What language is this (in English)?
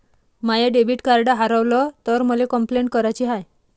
Marathi